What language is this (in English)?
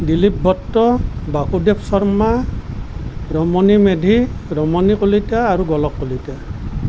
Assamese